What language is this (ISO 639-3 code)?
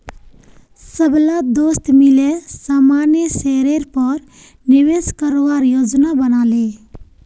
mag